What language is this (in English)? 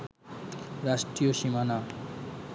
Bangla